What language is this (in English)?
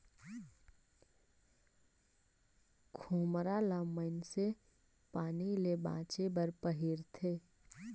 Chhattisgarhi